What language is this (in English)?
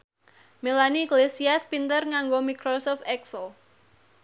Javanese